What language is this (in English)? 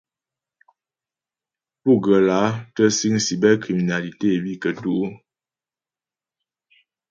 Ghomala